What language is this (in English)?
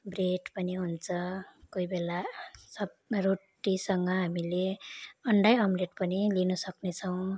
Nepali